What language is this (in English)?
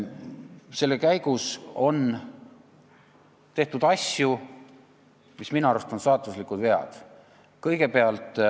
Estonian